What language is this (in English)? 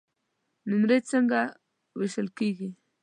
Pashto